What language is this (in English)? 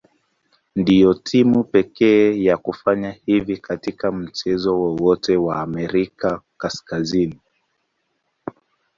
Swahili